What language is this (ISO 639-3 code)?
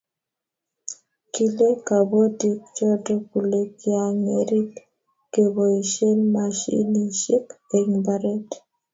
kln